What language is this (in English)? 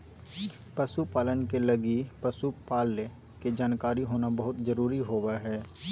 Magahi